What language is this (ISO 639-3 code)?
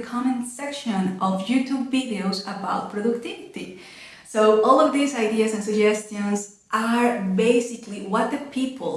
eng